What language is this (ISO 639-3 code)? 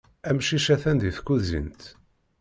kab